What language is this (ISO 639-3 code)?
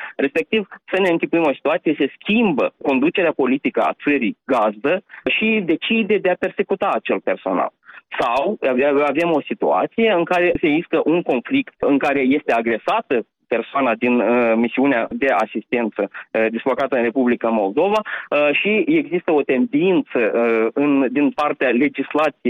ron